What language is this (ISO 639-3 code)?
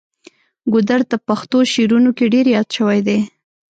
pus